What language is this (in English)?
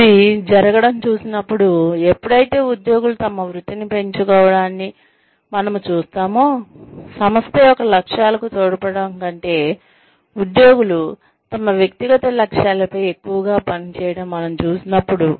Telugu